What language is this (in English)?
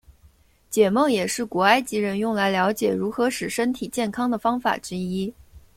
Chinese